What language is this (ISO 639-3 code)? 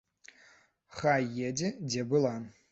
bel